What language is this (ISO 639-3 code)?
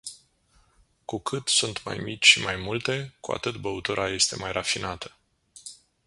ron